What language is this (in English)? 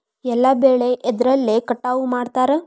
Kannada